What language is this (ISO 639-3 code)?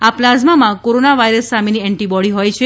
guj